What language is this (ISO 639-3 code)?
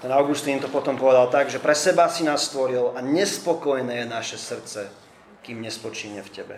slk